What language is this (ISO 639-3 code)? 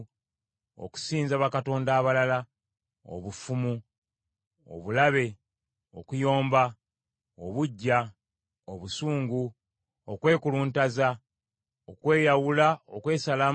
lug